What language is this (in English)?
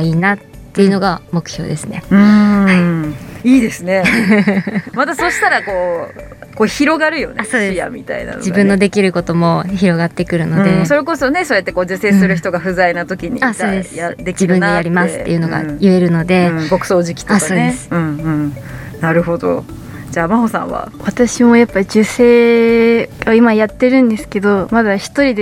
Japanese